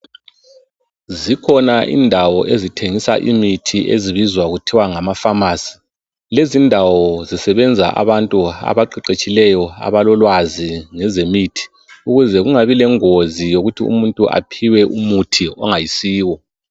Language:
North Ndebele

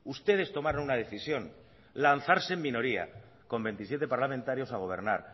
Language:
Spanish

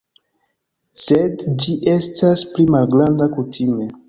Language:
Esperanto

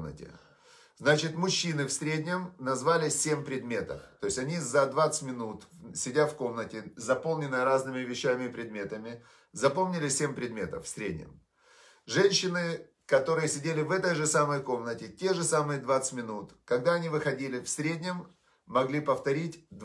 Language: Russian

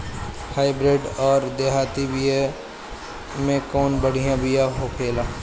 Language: Bhojpuri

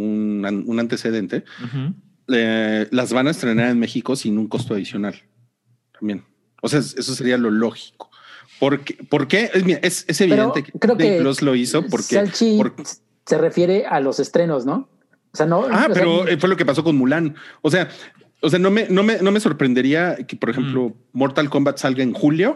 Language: Spanish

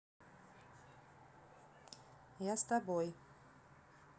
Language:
Russian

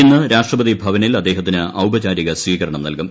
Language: Malayalam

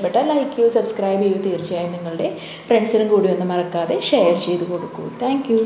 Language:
Turkish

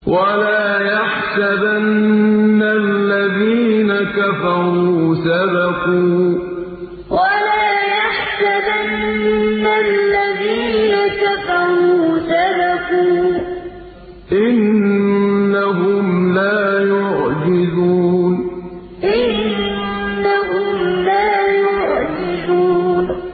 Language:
Arabic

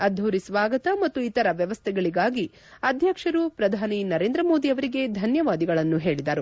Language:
Kannada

